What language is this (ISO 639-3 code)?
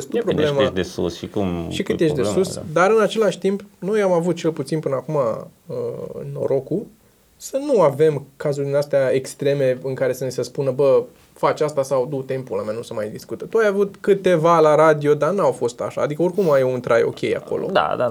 ron